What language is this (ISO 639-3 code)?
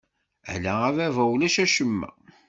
kab